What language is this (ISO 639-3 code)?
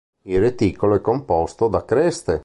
ita